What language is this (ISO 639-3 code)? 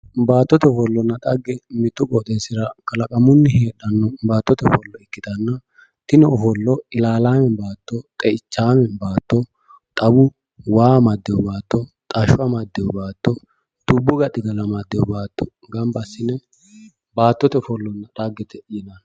sid